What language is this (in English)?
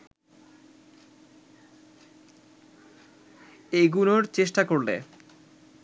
Bangla